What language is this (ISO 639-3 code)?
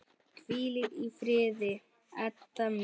isl